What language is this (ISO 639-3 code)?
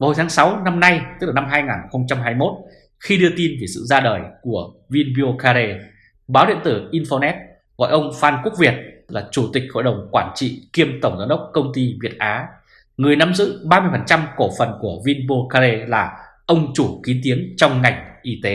vie